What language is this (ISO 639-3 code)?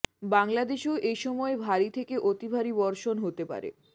ben